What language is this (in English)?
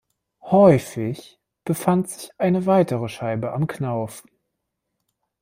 German